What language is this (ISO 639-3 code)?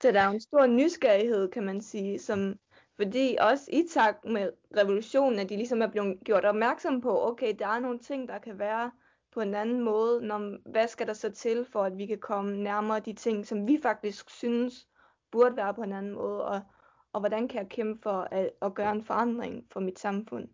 dan